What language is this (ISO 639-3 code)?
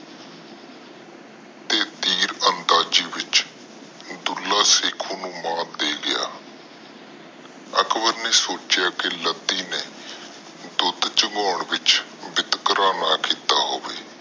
pan